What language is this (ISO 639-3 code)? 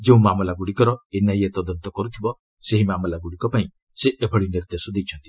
ori